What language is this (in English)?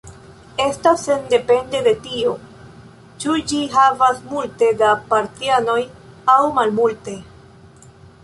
Esperanto